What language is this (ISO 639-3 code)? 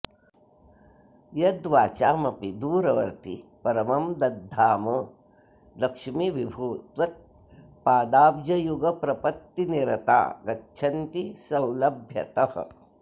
san